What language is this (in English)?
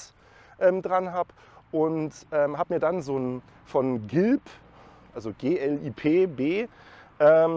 German